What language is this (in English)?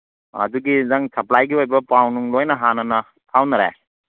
Manipuri